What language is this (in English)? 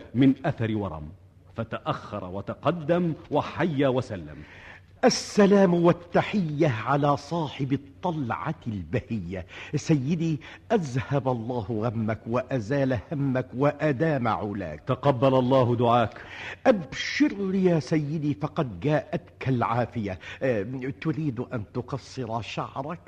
Arabic